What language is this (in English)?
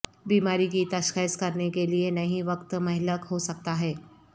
Urdu